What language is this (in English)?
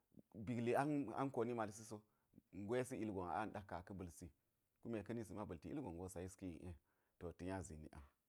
Geji